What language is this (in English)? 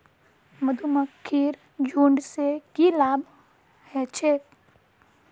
Magahi